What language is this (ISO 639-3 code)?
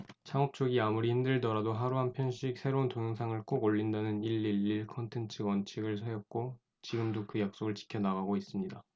kor